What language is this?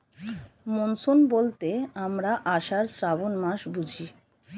Bangla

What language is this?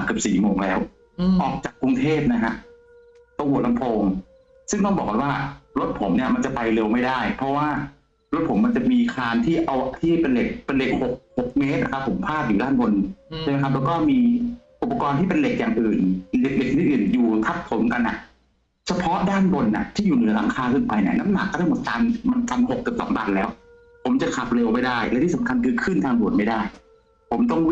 Thai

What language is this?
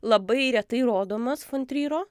Lithuanian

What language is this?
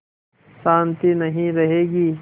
Hindi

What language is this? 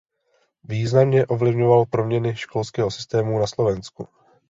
Czech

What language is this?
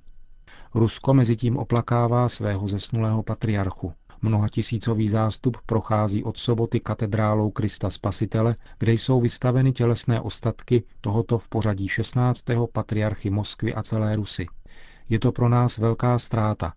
Czech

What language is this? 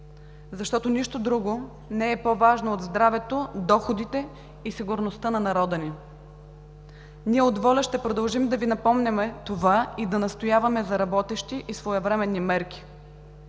Bulgarian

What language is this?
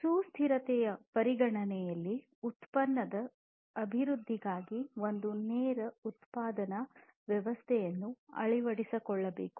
Kannada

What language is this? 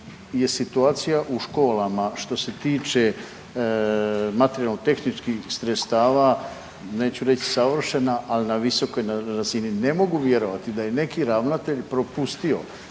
Croatian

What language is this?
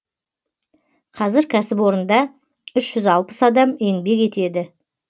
Kazakh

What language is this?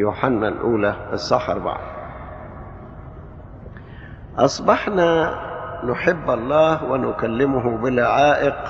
Arabic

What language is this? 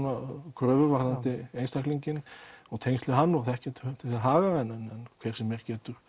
Icelandic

